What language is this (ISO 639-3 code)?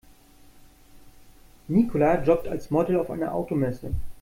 deu